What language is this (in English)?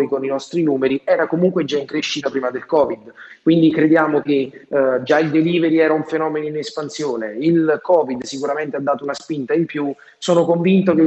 Italian